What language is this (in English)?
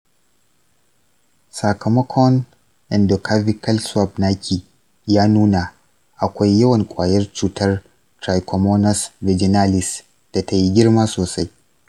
Hausa